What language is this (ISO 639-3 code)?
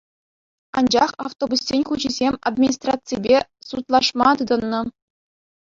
chv